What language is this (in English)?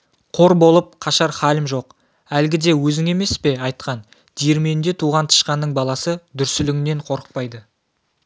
Kazakh